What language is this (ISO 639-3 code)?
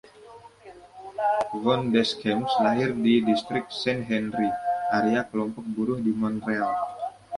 ind